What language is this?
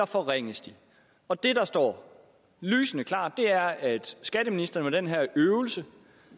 Danish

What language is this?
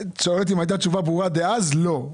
Hebrew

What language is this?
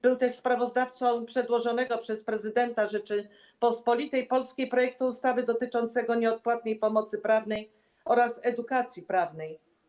Polish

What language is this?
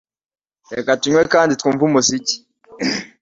Kinyarwanda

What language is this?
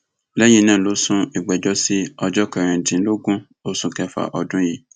Yoruba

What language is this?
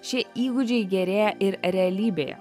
Lithuanian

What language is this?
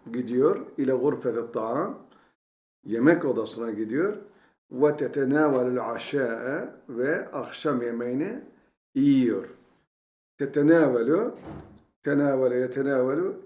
Turkish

